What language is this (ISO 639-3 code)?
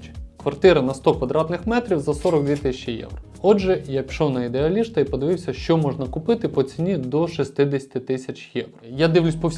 ukr